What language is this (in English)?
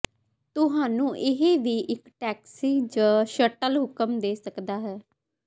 Punjabi